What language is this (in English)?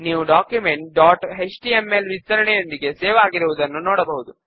Telugu